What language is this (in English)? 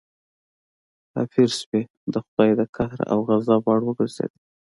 Pashto